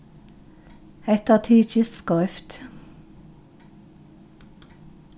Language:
Faroese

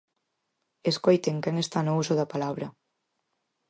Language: Galician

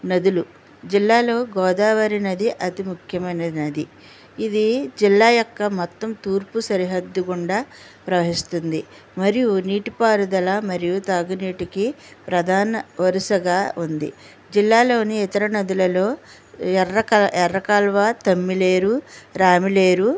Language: Telugu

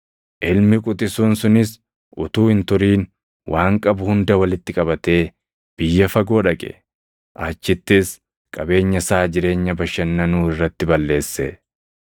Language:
Oromo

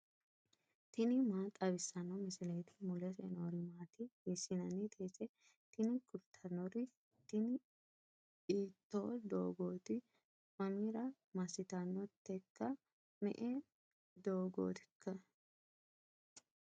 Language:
Sidamo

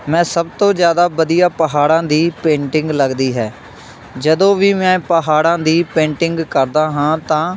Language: Punjabi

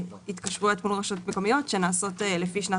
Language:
Hebrew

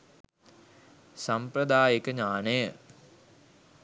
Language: Sinhala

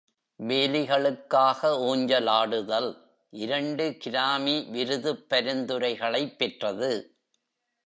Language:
Tamil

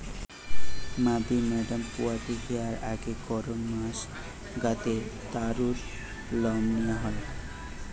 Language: Bangla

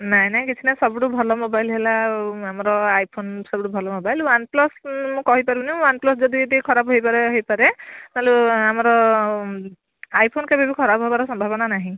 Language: Odia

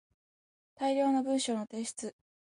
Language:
Japanese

